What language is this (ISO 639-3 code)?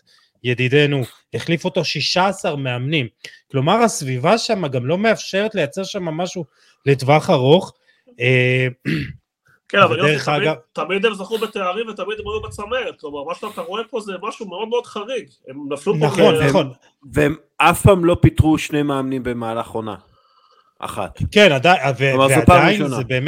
heb